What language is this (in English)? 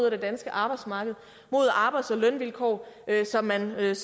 Danish